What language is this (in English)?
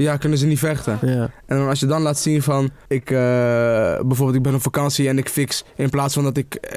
Dutch